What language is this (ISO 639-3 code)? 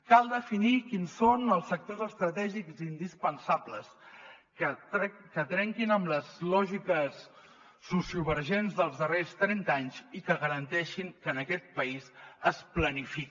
cat